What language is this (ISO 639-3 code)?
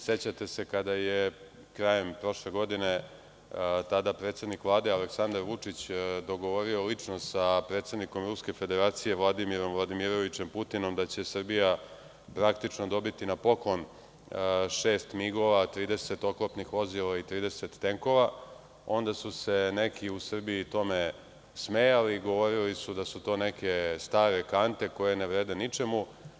srp